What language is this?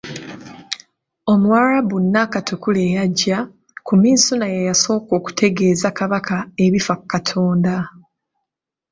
Ganda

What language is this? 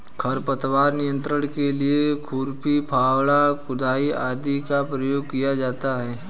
Hindi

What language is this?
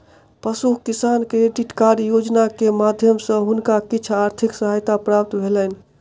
Maithili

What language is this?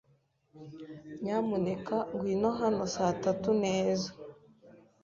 Kinyarwanda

